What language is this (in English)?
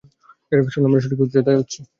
Bangla